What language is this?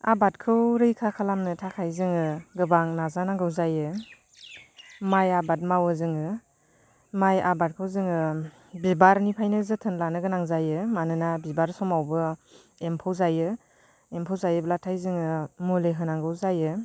Bodo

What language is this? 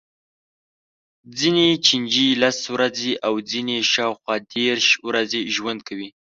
Pashto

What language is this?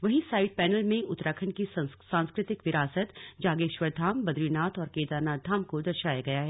Hindi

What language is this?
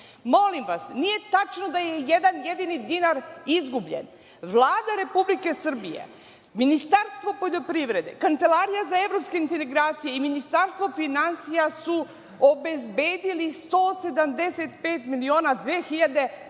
Serbian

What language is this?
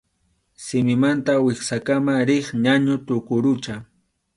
Arequipa-La Unión Quechua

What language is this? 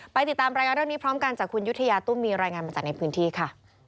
Thai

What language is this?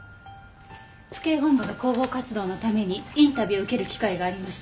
Japanese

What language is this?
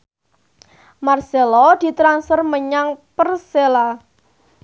Javanese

